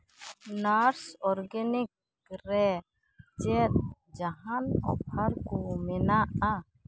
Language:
Santali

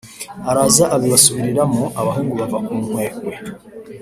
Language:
Kinyarwanda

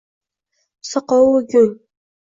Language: Uzbek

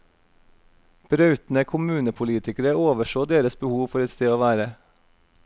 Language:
Norwegian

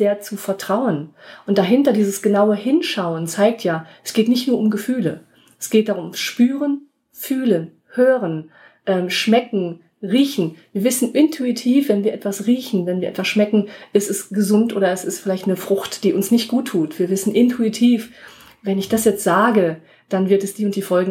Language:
German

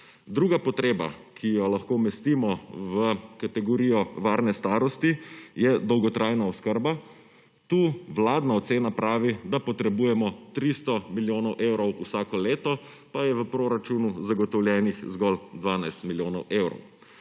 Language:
Slovenian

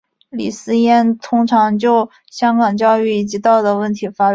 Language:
Chinese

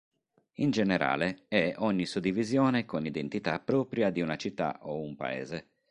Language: Italian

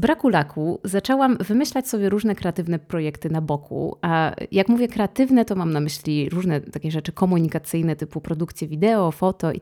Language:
Polish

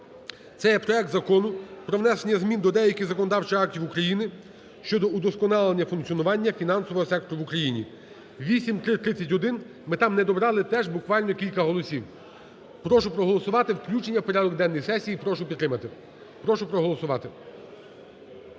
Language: Ukrainian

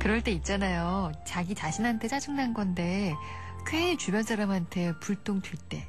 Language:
Korean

